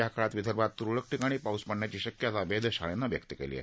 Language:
Marathi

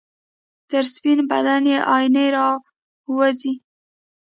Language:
Pashto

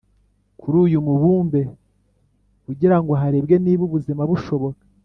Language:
Kinyarwanda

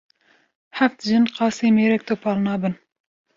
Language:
Kurdish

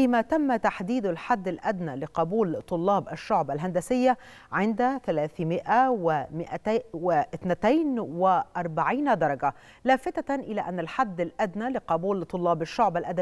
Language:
Arabic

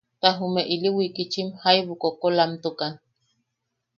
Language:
Yaqui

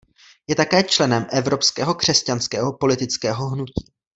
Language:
Czech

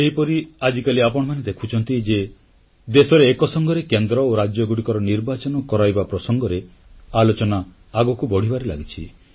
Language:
Odia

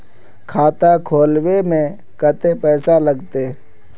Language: Magahi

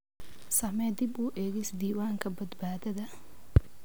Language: Somali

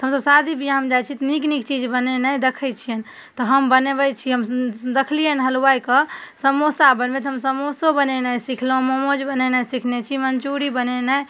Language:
Maithili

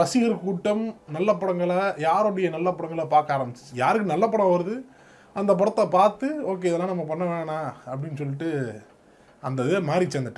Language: Turkish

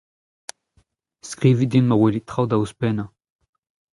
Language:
Breton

